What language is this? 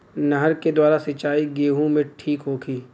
Bhojpuri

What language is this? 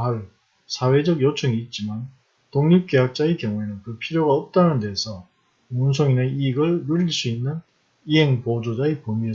Korean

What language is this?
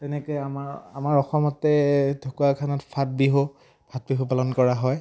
Assamese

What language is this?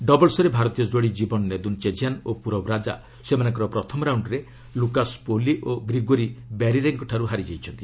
Odia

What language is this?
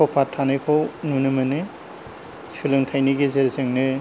Bodo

